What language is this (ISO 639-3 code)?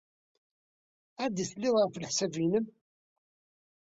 kab